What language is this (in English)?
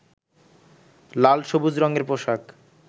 Bangla